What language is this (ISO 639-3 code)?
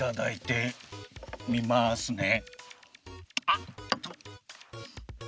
jpn